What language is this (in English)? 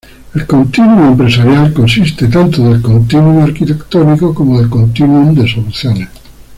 Spanish